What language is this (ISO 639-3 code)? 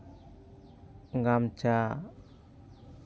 sat